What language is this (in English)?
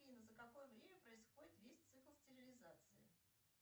Russian